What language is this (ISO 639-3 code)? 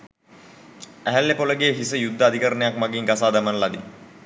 sin